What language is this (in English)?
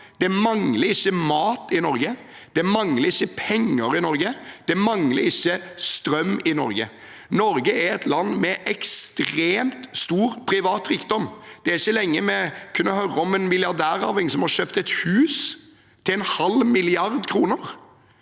Norwegian